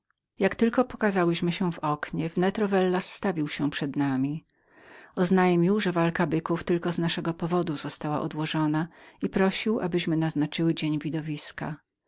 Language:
Polish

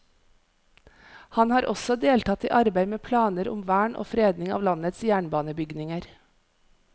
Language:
Norwegian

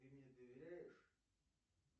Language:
Russian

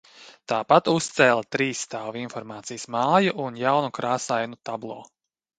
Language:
Latvian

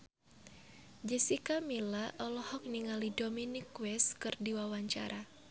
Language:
Sundanese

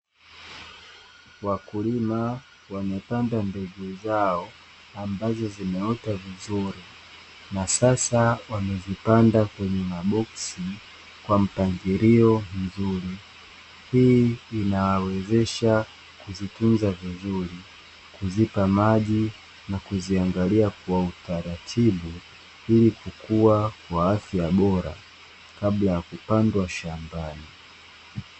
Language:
Swahili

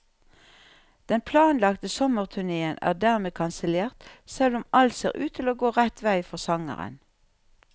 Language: Norwegian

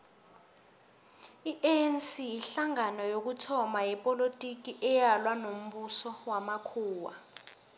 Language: South Ndebele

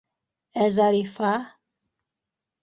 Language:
Bashkir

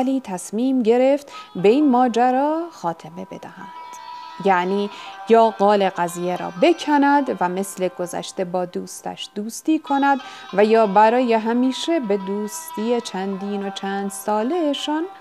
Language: Persian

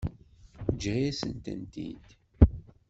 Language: Kabyle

